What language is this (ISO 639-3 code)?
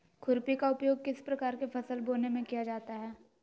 mag